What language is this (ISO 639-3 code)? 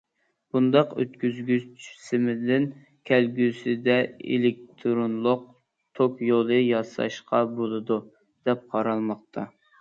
uig